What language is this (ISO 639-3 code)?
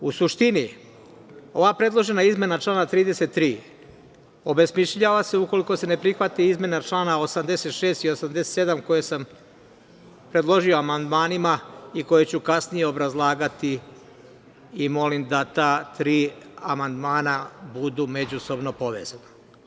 srp